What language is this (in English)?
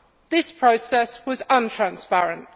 English